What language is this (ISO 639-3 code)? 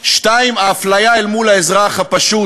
heb